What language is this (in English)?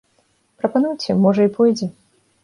Belarusian